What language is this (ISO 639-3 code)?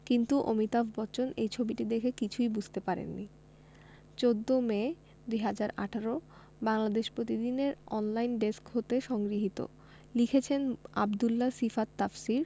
ben